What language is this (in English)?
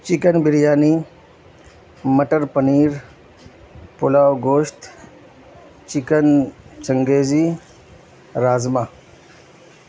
Urdu